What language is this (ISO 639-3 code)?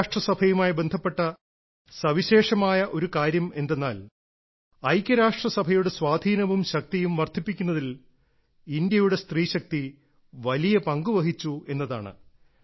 mal